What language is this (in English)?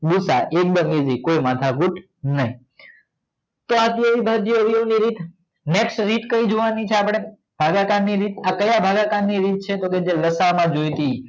Gujarati